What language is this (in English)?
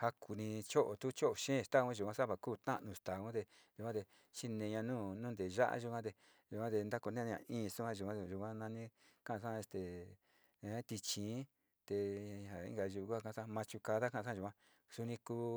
Sinicahua Mixtec